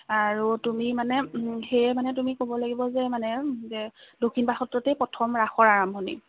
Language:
Assamese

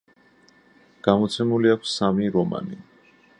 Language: Georgian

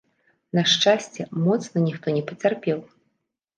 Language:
Belarusian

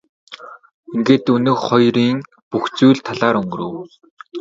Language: Mongolian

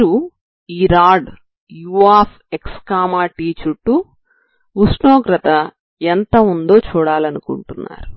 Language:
Telugu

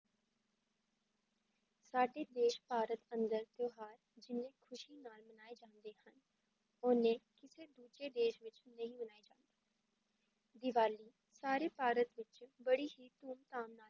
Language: Punjabi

